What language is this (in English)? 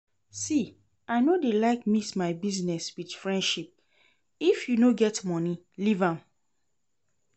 Nigerian Pidgin